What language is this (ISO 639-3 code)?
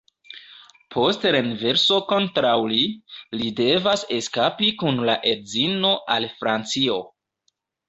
epo